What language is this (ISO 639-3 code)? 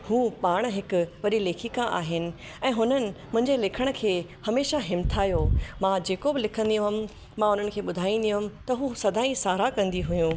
snd